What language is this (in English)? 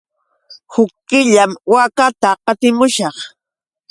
Yauyos Quechua